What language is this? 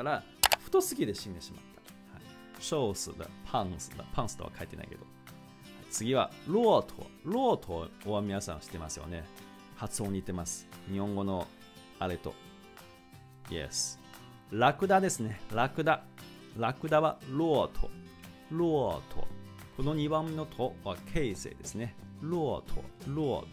Japanese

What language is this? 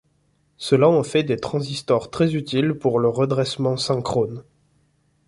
French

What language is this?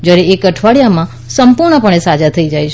Gujarati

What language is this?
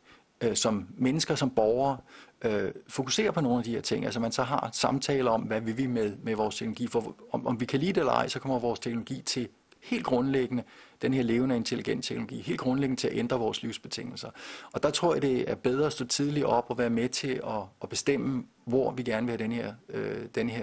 Danish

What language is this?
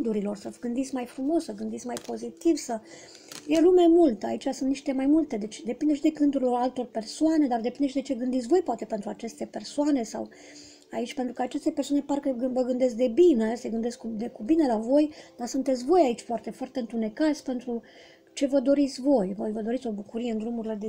Romanian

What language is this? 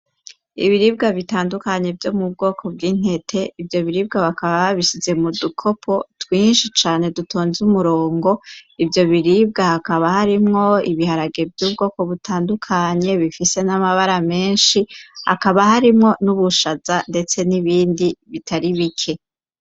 Rundi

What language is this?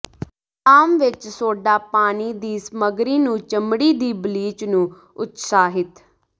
Punjabi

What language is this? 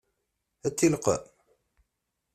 Kabyle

